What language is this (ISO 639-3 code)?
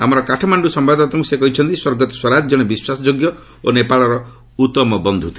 ori